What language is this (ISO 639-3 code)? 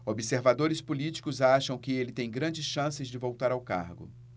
por